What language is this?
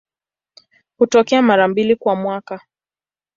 Swahili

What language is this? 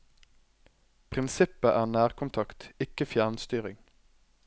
Norwegian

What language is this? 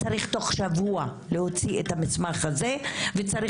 Hebrew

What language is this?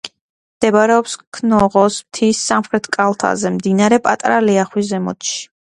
Georgian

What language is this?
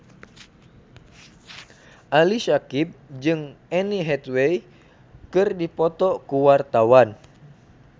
Sundanese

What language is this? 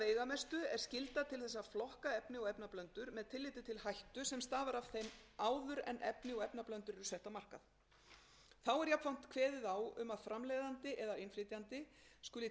Icelandic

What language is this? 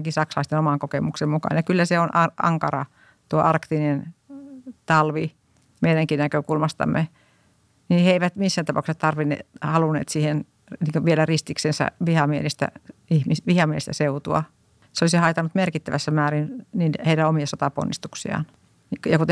Finnish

